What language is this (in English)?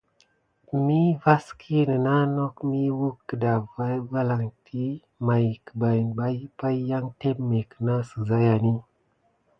Gidar